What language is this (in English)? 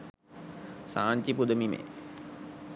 Sinhala